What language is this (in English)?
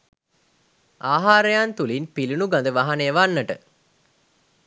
Sinhala